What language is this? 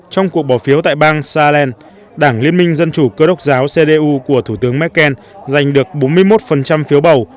Vietnamese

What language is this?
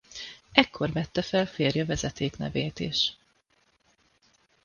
Hungarian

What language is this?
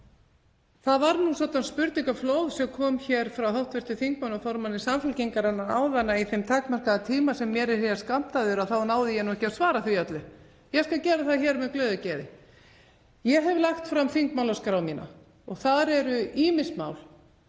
Icelandic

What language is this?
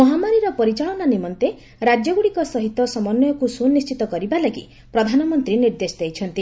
Odia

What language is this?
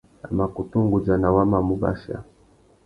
Tuki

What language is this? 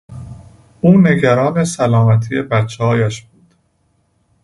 Persian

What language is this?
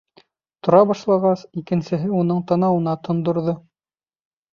Bashkir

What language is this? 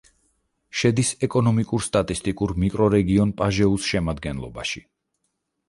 Georgian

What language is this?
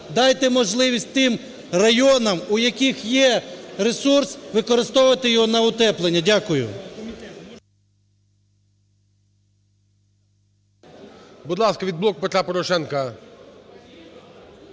Ukrainian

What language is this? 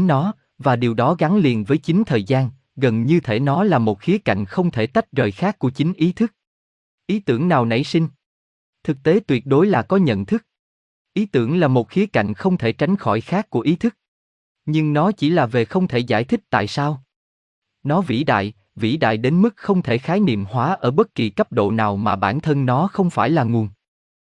Vietnamese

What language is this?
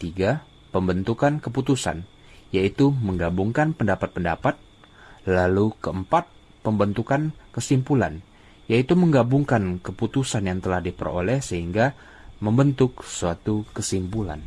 Indonesian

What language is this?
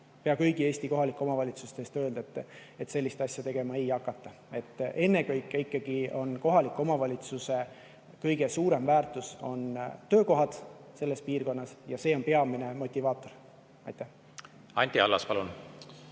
Estonian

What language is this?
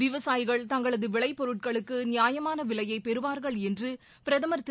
Tamil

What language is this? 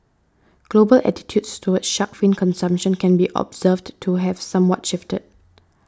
English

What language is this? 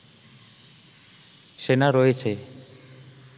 Bangla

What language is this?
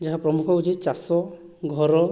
Odia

